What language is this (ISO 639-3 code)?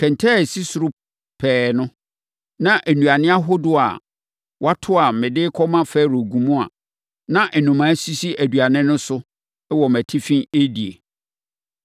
aka